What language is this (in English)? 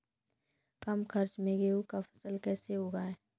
Maithili